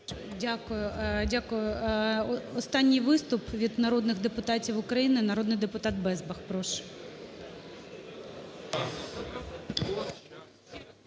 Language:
Ukrainian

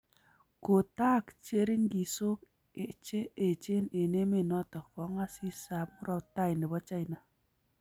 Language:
Kalenjin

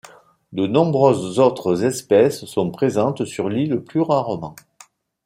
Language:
French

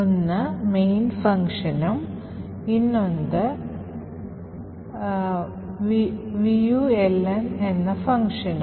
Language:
Malayalam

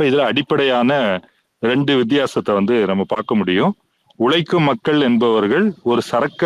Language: Tamil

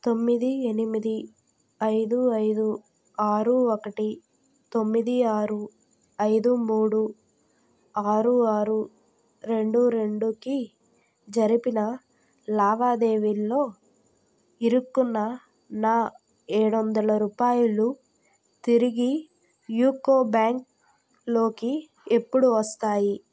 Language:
Telugu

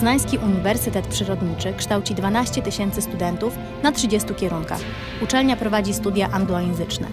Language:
Polish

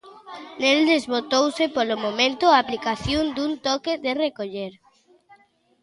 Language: Galician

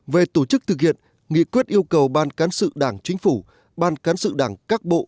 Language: Vietnamese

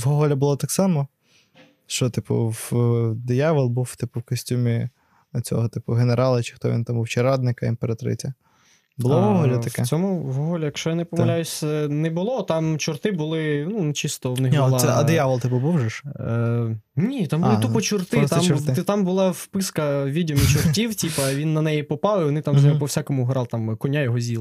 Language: Ukrainian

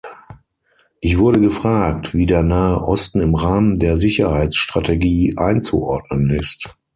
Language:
German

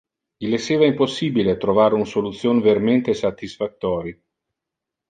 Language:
Interlingua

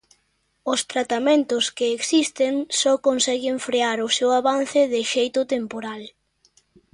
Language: Galician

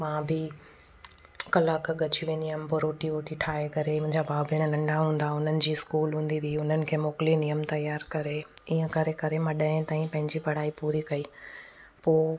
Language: Sindhi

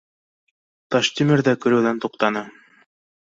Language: Bashkir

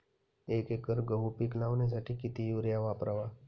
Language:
Marathi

